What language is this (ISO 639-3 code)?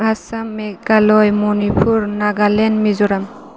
brx